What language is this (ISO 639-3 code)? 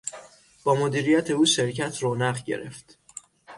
fas